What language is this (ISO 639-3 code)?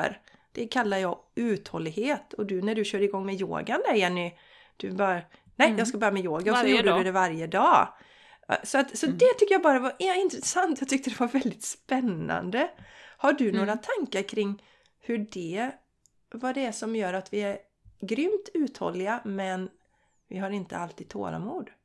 swe